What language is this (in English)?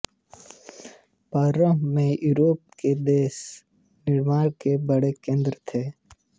Hindi